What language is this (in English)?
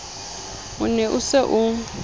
Southern Sotho